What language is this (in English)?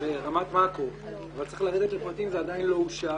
Hebrew